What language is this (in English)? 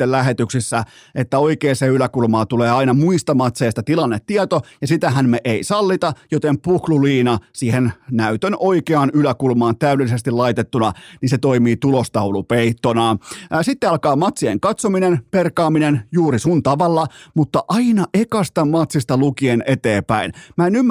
Finnish